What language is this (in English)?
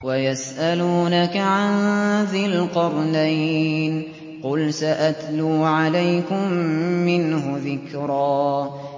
Arabic